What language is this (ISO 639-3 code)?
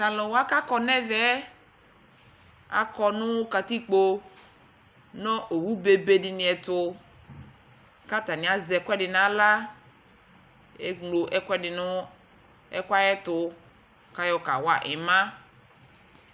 kpo